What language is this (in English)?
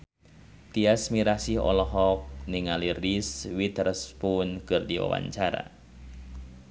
Sundanese